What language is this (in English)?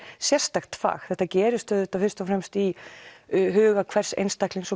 Icelandic